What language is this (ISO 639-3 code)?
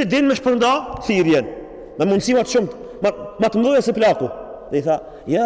ara